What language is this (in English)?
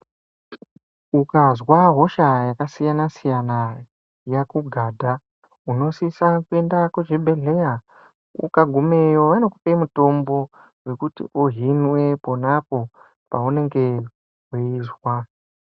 Ndau